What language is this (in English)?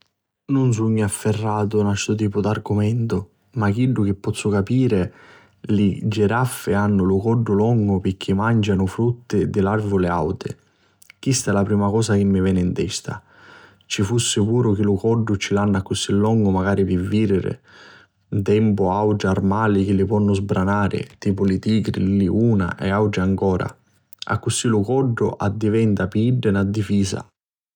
Sicilian